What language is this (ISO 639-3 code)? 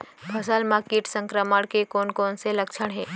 hne